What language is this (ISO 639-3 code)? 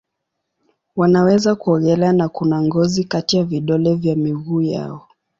swa